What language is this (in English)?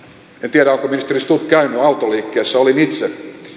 Finnish